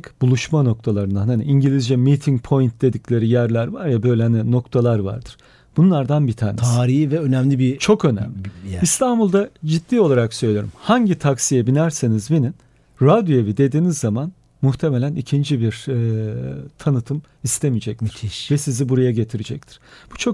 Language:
Turkish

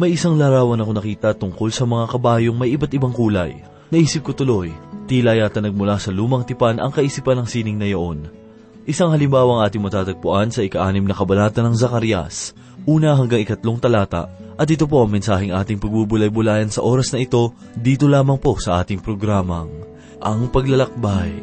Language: Filipino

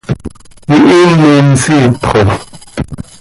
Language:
Seri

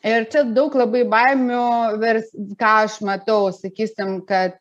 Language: Lithuanian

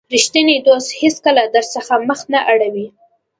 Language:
Pashto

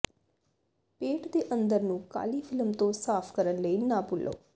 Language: Punjabi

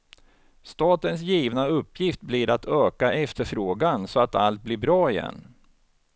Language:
Swedish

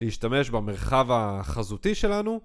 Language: Hebrew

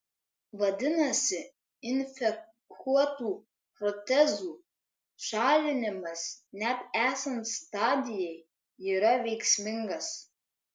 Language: Lithuanian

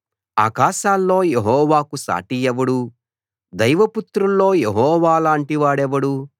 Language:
Telugu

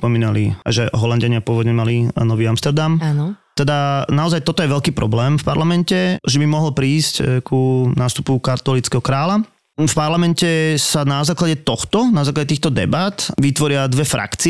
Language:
Slovak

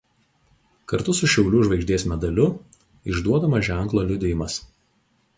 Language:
Lithuanian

